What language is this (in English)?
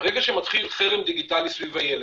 Hebrew